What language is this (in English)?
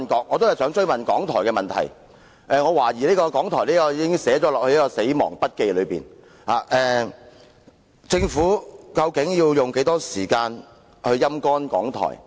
Cantonese